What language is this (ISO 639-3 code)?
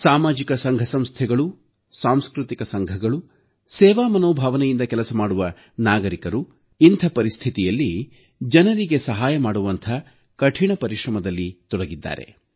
kan